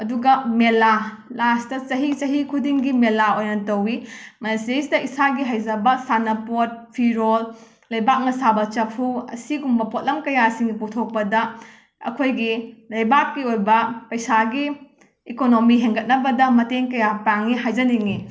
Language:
Manipuri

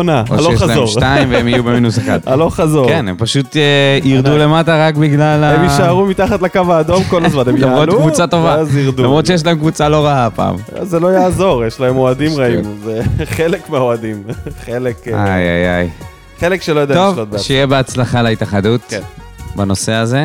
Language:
Hebrew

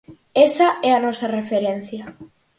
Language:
Galician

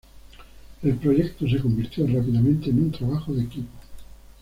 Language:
Spanish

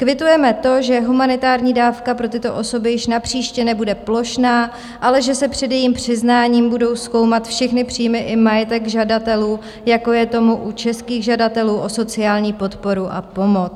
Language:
Czech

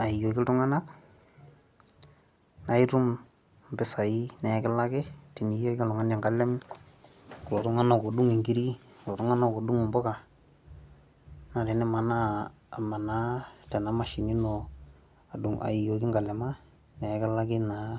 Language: Masai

